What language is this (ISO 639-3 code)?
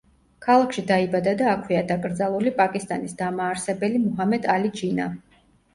kat